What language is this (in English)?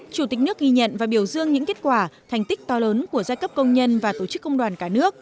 Vietnamese